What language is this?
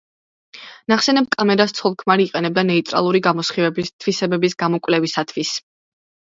Georgian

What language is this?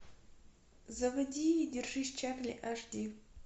Russian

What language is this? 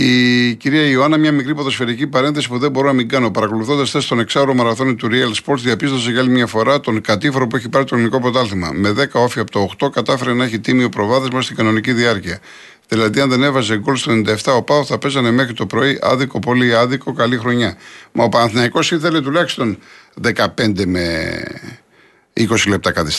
Greek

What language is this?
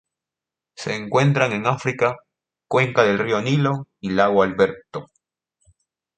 Spanish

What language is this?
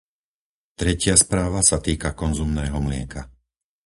Slovak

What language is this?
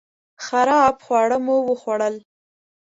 Pashto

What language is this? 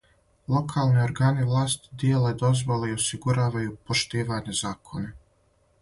Serbian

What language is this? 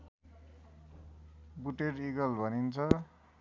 Nepali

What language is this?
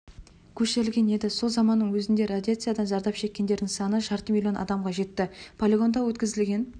Kazakh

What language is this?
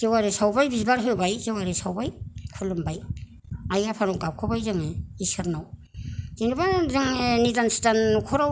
Bodo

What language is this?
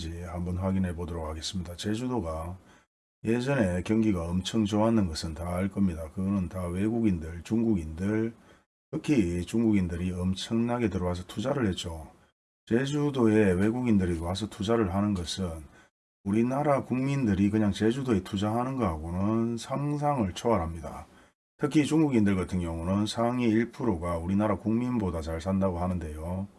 Korean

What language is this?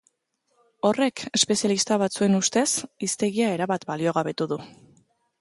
Basque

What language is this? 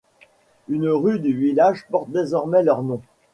French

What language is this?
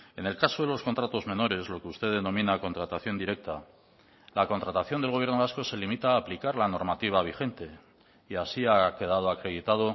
Spanish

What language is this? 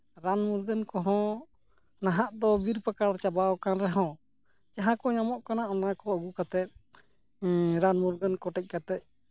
Santali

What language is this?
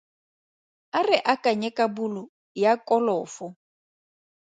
Tswana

